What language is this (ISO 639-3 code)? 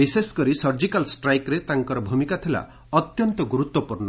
ori